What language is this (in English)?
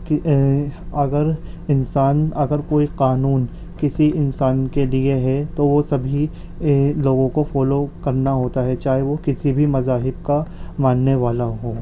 Urdu